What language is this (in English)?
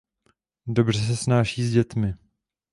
Czech